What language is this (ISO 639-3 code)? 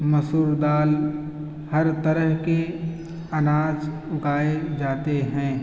urd